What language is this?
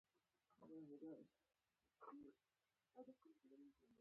Pashto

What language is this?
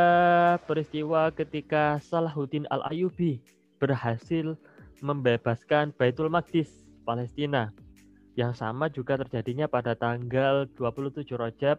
Indonesian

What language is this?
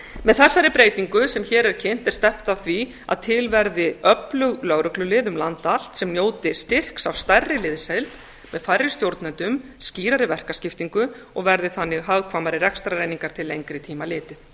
Icelandic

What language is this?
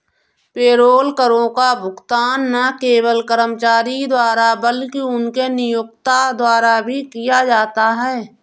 Hindi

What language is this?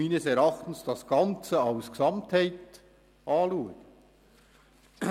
Swiss German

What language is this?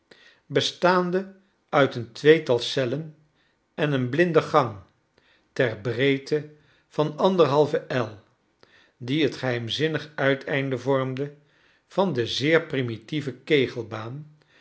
Dutch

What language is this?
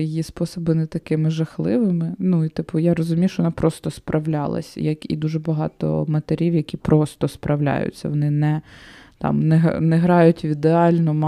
Ukrainian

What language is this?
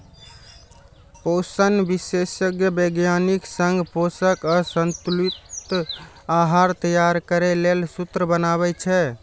Maithili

